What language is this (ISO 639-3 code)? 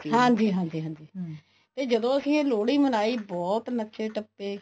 pan